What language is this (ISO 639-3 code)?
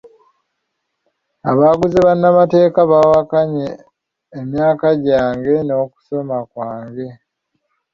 lug